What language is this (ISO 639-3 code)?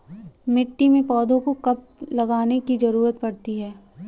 hin